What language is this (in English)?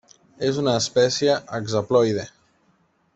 Catalan